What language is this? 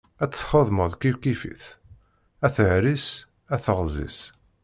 Kabyle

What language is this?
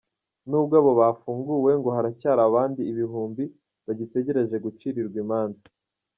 Kinyarwanda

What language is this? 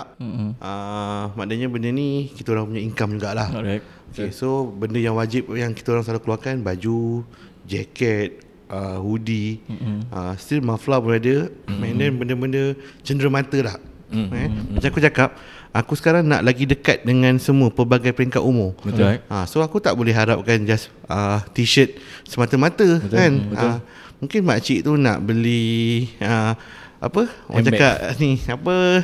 Malay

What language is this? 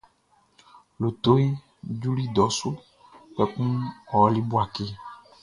Baoulé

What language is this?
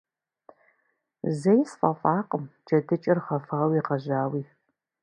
Kabardian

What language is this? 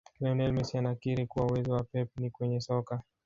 Swahili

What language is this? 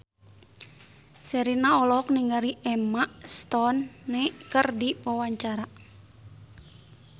Sundanese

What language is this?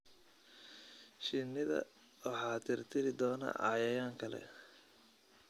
Somali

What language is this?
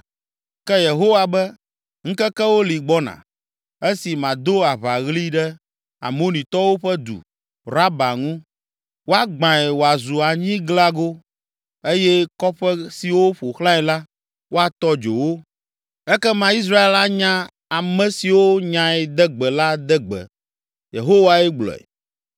Ewe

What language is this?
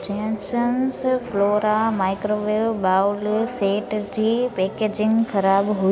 Sindhi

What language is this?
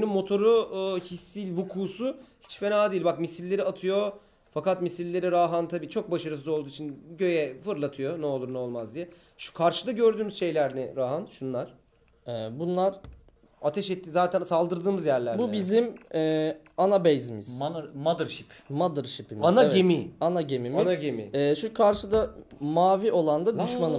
Turkish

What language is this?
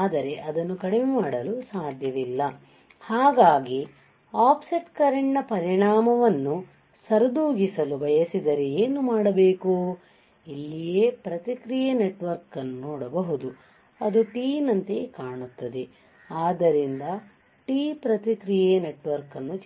Kannada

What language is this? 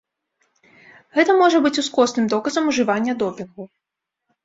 Belarusian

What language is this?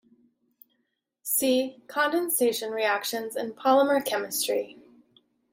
English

